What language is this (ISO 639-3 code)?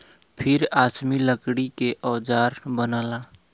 bho